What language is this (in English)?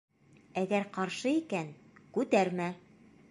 Bashkir